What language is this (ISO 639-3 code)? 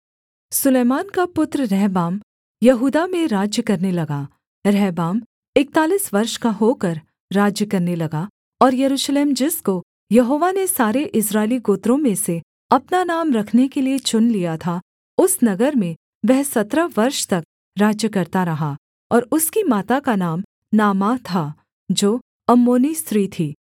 hin